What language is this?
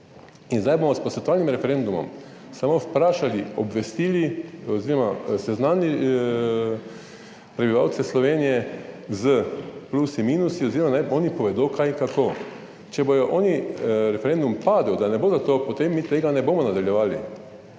Slovenian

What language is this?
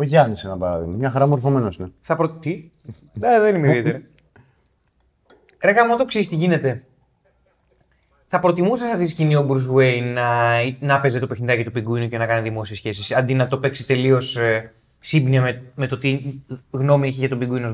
Greek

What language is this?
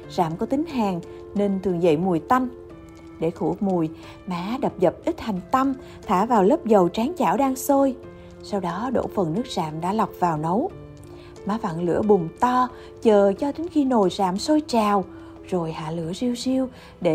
Vietnamese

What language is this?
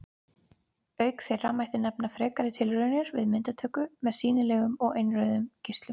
Icelandic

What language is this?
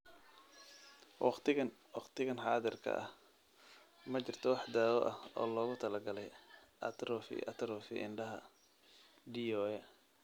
Somali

